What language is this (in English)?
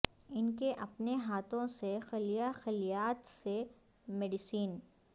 Urdu